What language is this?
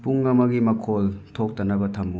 Manipuri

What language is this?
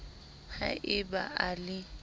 Southern Sotho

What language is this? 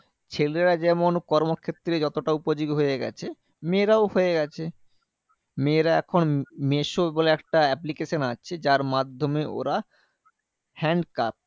Bangla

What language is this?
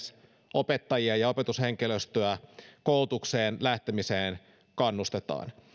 Finnish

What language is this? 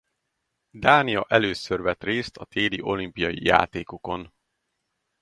Hungarian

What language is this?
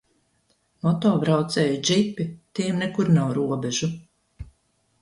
Latvian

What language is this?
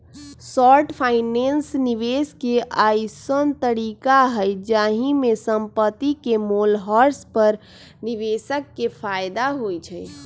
Magahi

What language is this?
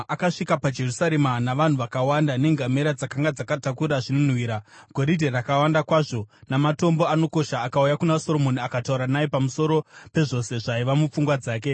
Shona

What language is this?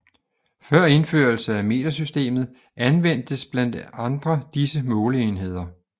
Danish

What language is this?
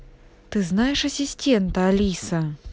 Russian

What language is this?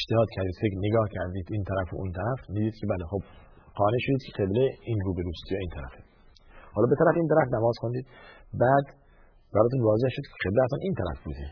Persian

